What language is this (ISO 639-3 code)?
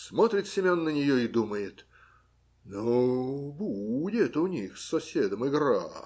rus